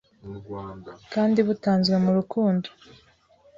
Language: Kinyarwanda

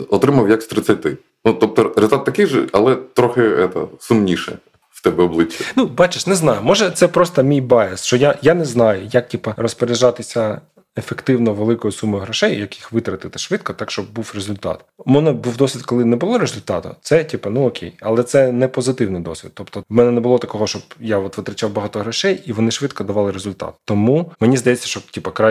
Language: Ukrainian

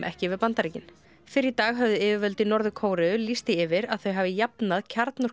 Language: Icelandic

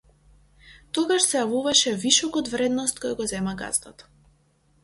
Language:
Macedonian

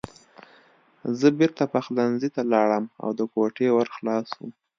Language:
Pashto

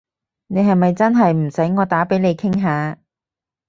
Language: Cantonese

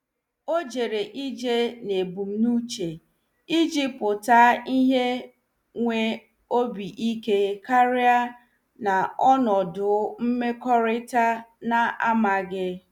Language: Igbo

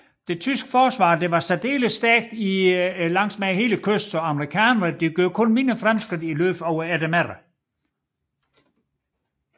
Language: Danish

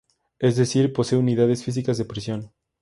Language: Spanish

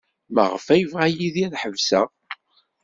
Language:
Kabyle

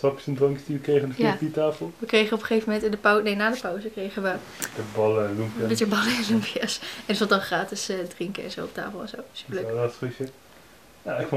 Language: Dutch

